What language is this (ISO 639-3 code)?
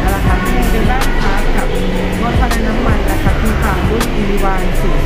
tha